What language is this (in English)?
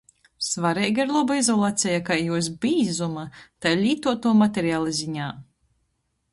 Latgalian